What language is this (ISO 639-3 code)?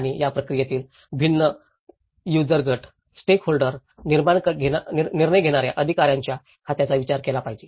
mar